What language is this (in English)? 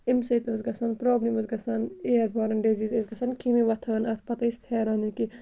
Kashmiri